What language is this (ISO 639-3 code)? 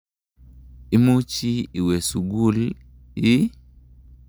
kln